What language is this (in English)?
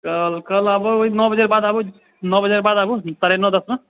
Maithili